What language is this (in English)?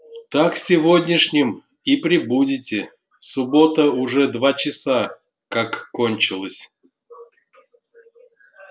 Russian